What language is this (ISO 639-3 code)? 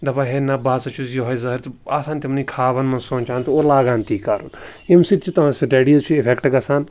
kas